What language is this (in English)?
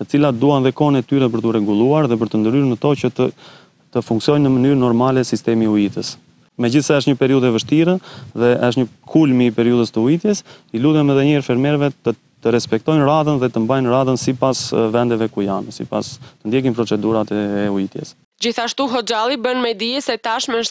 Romanian